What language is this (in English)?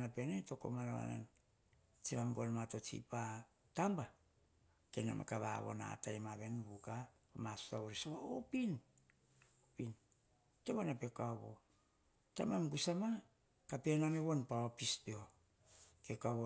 Hahon